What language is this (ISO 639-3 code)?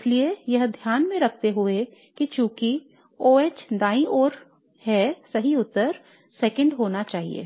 hin